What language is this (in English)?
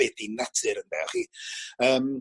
Welsh